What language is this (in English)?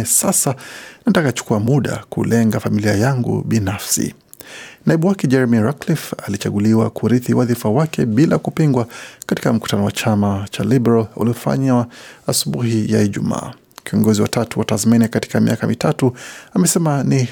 Swahili